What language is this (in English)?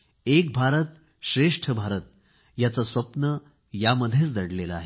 Marathi